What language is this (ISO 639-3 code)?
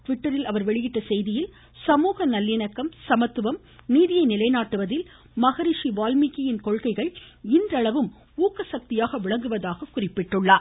tam